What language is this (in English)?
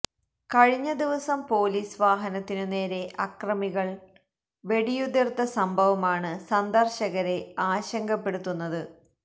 Malayalam